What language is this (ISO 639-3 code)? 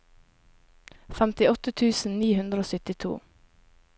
nor